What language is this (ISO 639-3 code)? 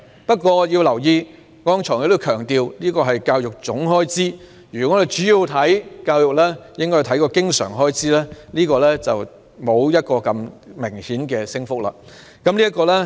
yue